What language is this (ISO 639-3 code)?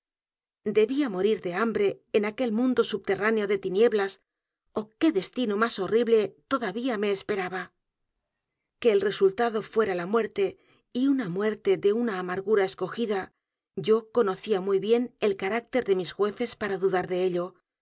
spa